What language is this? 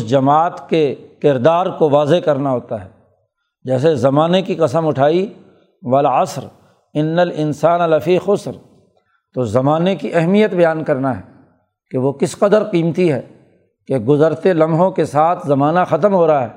Urdu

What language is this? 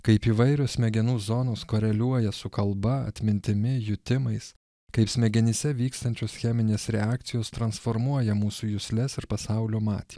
Lithuanian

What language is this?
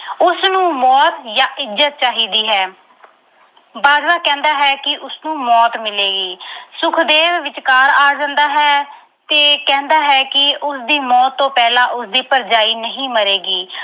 Punjabi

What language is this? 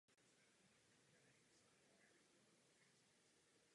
Czech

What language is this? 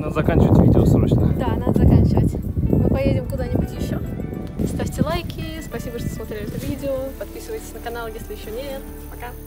Russian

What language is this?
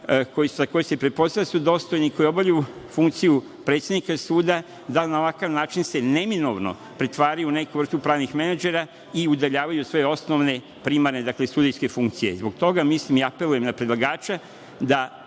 Serbian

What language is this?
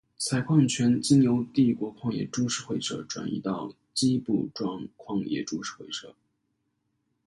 Chinese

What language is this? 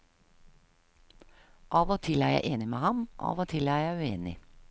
Norwegian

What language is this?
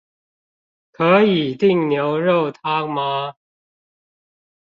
Chinese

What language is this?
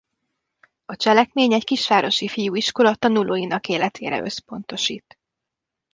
Hungarian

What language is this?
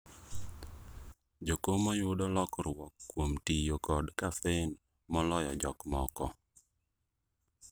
Luo (Kenya and Tanzania)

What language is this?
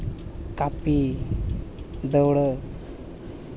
Santali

